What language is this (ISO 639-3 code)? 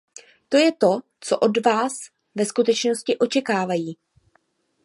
ces